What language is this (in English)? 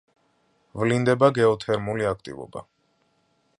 Georgian